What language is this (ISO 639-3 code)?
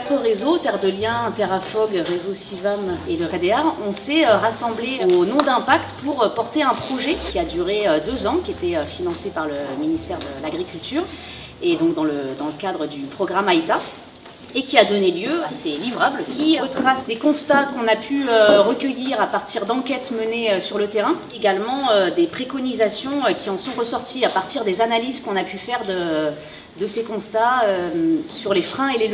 fra